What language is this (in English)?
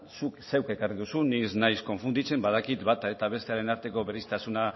Basque